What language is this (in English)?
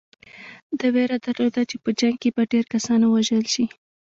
Pashto